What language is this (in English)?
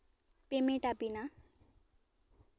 Santali